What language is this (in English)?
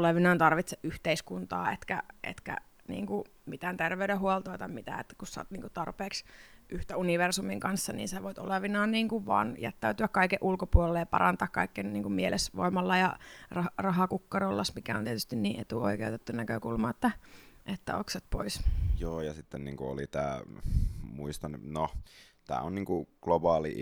Finnish